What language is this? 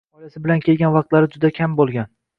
Uzbek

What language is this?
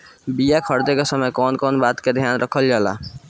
Bhojpuri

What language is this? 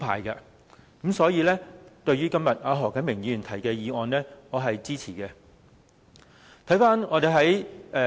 Cantonese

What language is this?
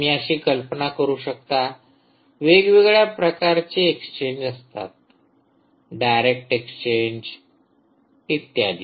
Marathi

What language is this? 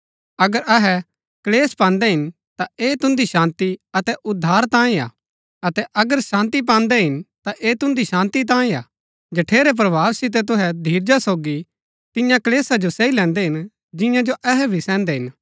Gaddi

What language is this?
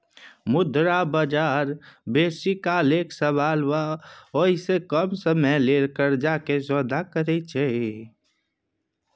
Maithili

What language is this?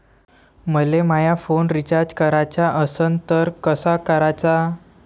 Marathi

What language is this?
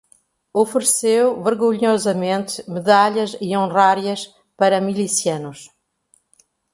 Portuguese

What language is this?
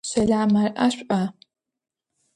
Adyghe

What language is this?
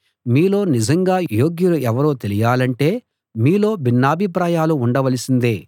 Telugu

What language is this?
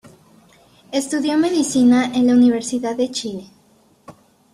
Spanish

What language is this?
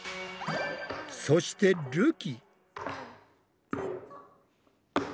Japanese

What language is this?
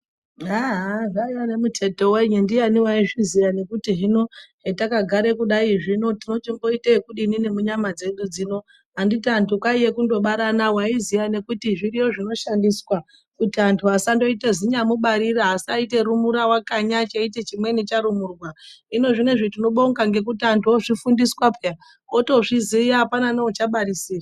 Ndau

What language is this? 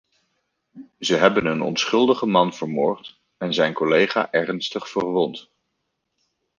Dutch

